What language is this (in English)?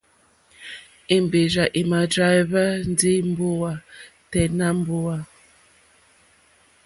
Mokpwe